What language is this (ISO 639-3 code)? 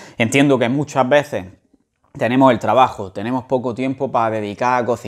spa